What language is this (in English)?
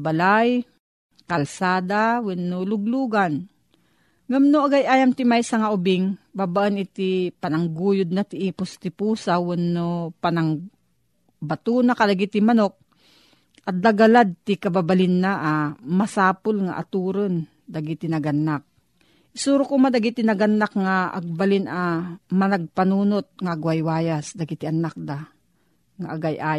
Filipino